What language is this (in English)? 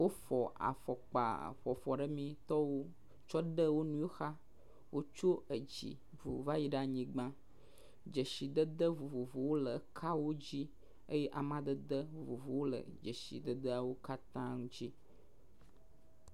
Ewe